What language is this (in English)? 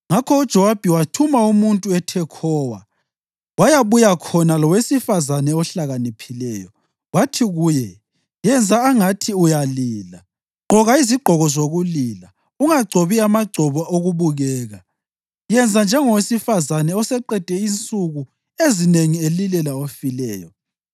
North Ndebele